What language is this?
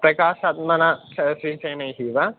Sanskrit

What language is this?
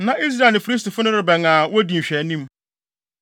Akan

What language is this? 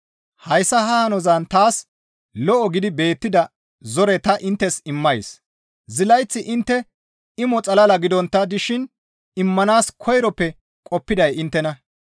Gamo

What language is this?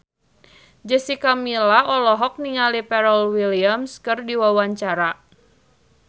Sundanese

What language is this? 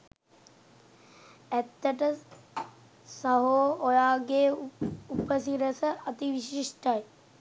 Sinhala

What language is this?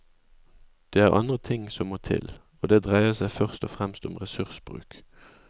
Norwegian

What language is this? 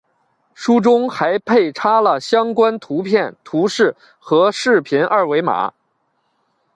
Chinese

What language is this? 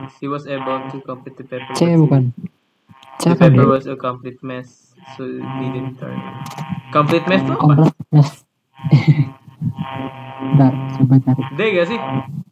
Indonesian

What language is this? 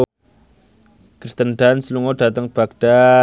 Javanese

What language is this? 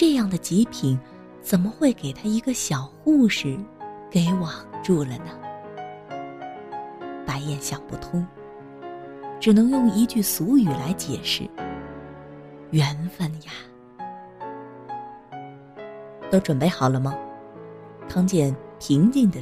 Chinese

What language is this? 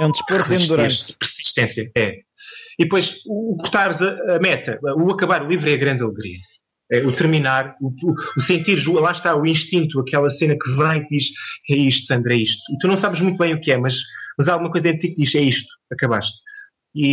Portuguese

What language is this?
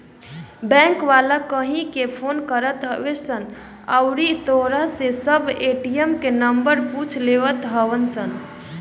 Bhojpuri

